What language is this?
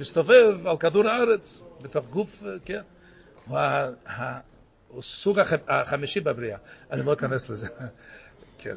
Hebrew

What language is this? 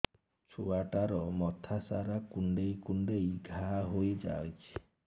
Odia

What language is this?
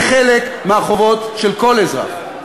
Hebrew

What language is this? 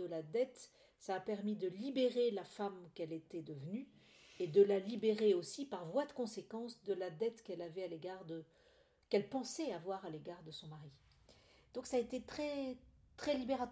French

